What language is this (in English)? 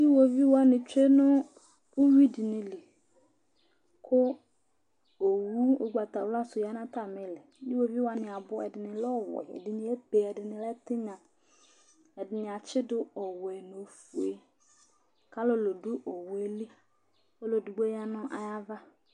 Ikposo